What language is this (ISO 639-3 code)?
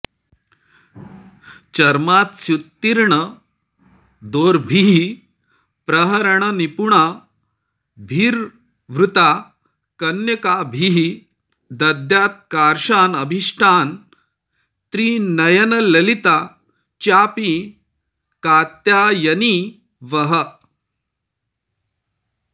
san